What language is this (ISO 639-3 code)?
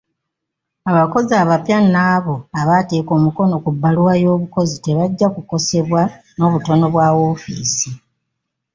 lug